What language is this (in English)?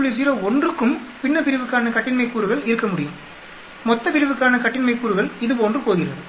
Tamil